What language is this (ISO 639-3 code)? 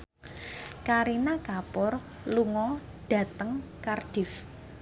jav